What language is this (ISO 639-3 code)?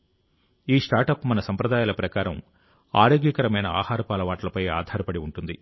tel